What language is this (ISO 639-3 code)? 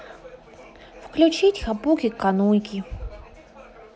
rus